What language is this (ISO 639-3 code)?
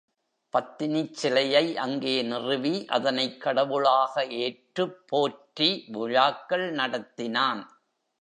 tam